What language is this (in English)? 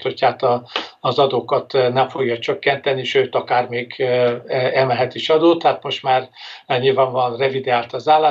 Hungarian